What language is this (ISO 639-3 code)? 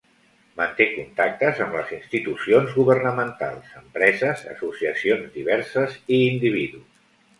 cat